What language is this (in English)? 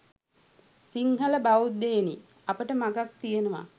Sinhala